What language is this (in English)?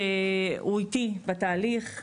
Hebrew